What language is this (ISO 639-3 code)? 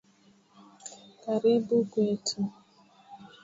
swa